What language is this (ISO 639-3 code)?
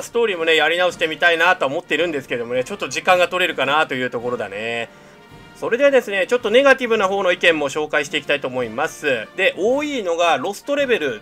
jpn